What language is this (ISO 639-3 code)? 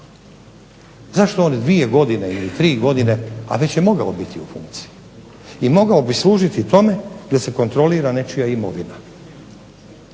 hrv